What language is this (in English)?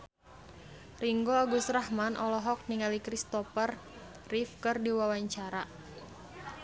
Sundanese